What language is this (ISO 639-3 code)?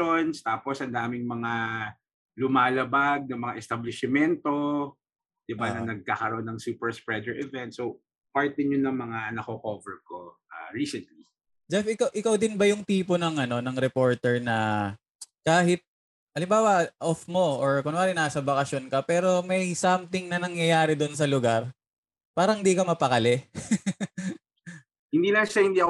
fil